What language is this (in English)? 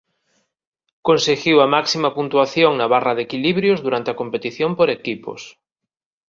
Galician